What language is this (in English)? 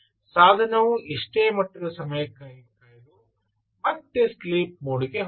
Kannada